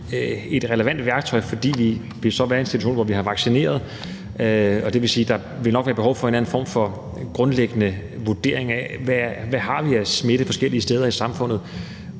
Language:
Danish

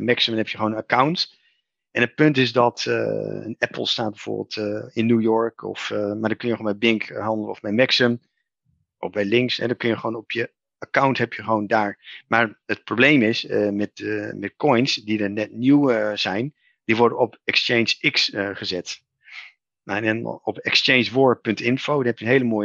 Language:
Dutch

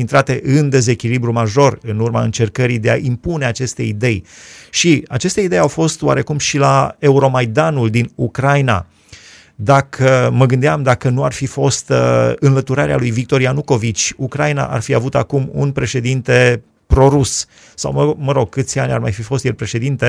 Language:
Romanian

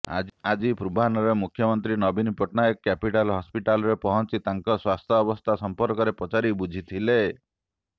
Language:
Odia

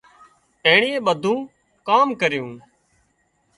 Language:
Wadiyara Koli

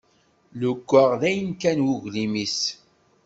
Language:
Kabyle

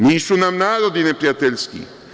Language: Serbian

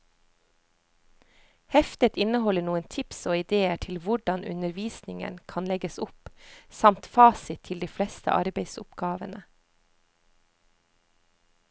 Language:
Norwegian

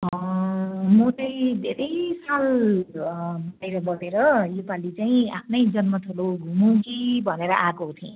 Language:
Nepali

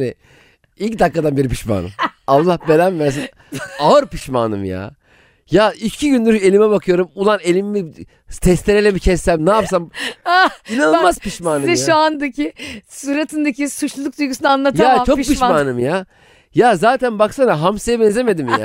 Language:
Turkish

